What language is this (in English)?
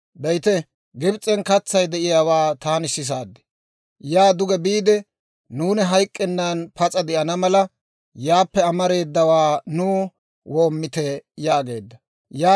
Dawro